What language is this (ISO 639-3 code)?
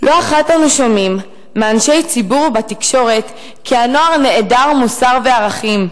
heb